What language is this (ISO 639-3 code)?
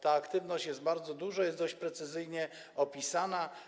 pol